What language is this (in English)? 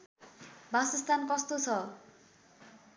Nepali